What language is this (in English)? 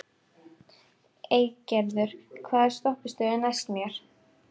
Icelandic